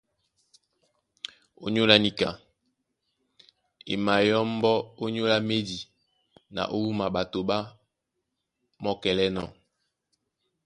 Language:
Duala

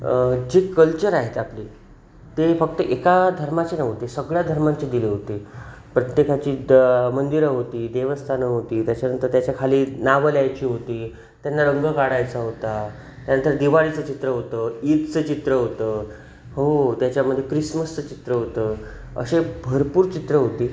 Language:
Marathi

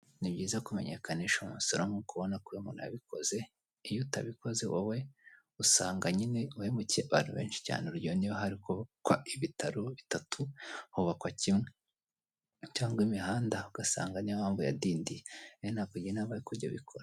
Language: Kinyarwanda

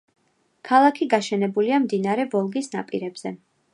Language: Georgian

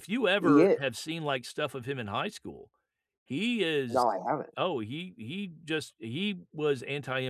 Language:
English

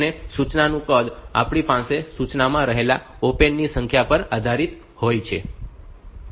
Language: Gujarati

